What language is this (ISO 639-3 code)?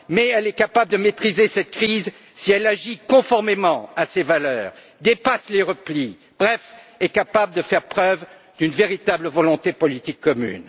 fra